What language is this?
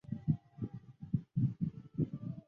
Chinese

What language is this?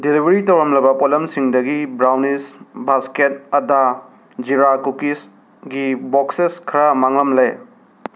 Manipuri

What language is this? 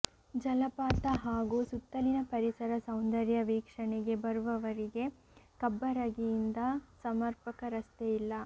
Kannada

